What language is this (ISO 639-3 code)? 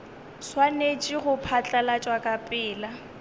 nso